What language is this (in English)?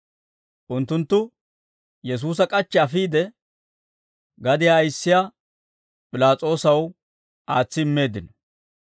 Dawro